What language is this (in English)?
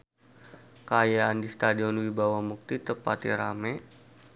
Sundanese